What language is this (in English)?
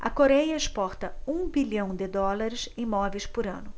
Portuguese